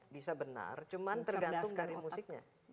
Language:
Indonesian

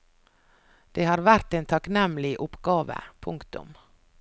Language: Norwegian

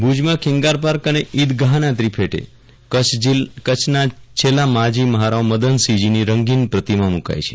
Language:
Gujarati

